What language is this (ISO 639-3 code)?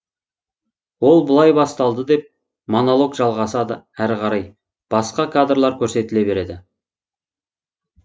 kaz